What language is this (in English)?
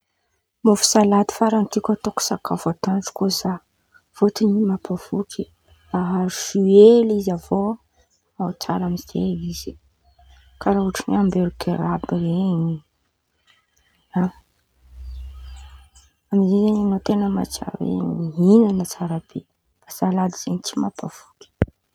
Antankarana Malagasy